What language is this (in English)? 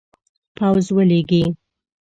Pashto